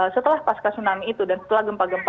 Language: Indonesian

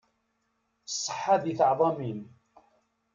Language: Kabyle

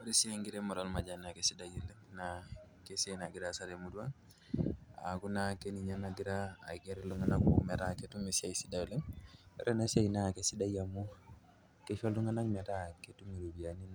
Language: Masai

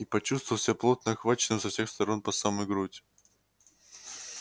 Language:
Russian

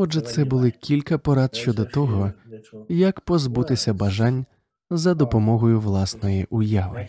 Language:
Ukrainian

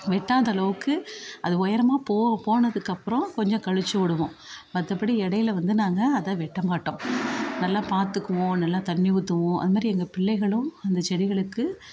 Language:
Tamil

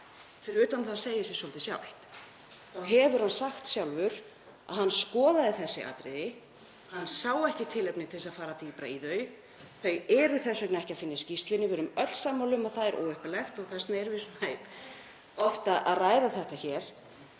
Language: Icelandic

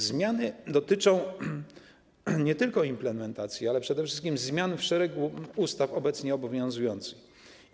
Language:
Polish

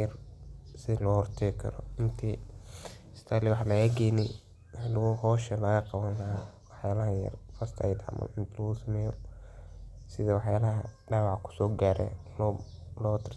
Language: Somali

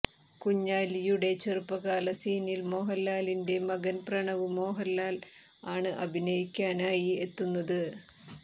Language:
Malayalam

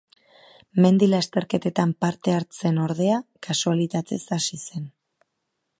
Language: Basque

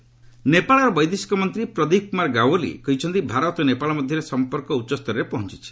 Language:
Odia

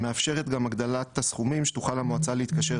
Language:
Hebrew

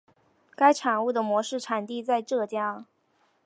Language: Chinese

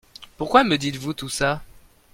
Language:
French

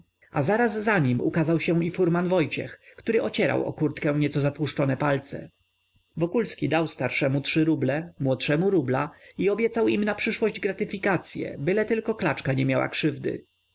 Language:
Polish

